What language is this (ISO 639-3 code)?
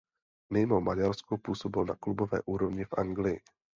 ces